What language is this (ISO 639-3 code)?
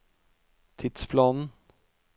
nor